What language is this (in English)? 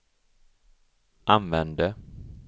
Swedish